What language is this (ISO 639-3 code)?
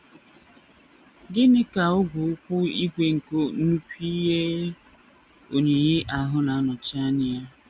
ibo